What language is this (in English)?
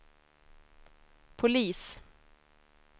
Swedish